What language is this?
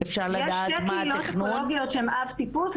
Hebrew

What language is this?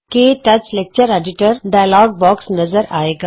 Punjabi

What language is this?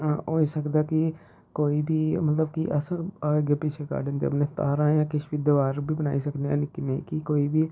Dogri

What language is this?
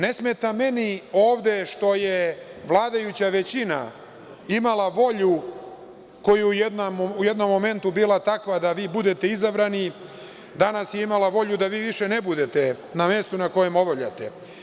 Serbian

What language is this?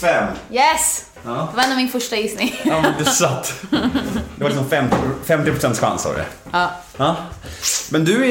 Swedish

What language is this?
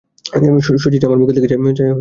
Bangla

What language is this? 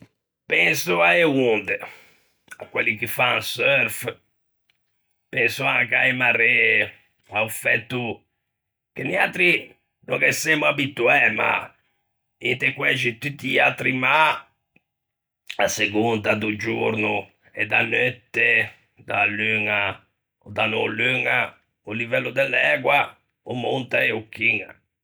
Ligurian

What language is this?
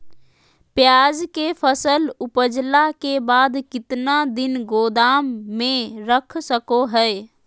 Magahi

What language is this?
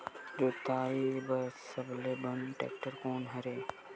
Chhattisgarhi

